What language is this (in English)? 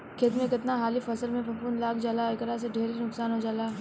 Bhojpuri